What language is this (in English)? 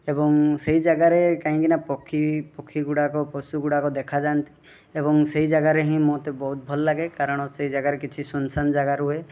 Odia